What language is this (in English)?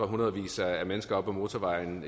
Danish